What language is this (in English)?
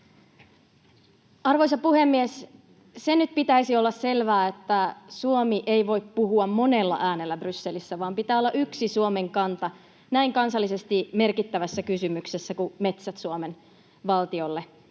Finnish